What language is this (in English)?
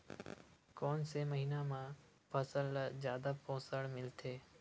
Chhattisgarhi